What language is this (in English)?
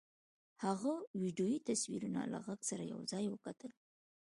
Pashto